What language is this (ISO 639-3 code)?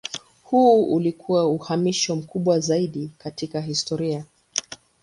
swa